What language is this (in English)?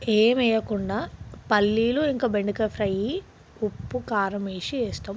Telugu